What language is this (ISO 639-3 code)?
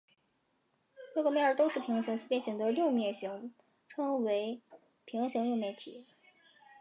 zho